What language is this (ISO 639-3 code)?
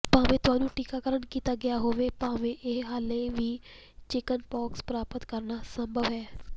pan